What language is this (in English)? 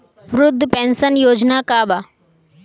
Bhojpuri